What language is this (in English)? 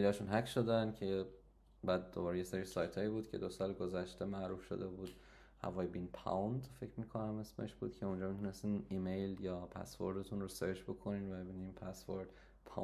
Persian